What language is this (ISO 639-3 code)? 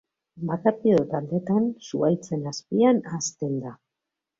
eus